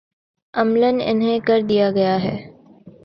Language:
Urdu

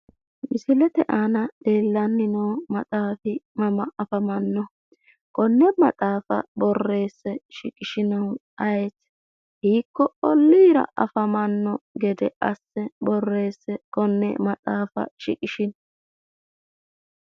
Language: Sidamo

